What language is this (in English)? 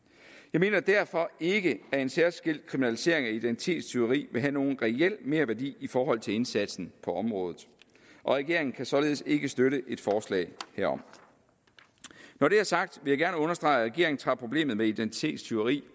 Danish